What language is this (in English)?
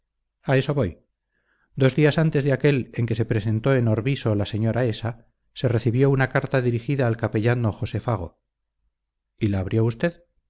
Spanish